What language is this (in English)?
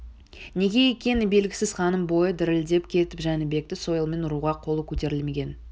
Kazakh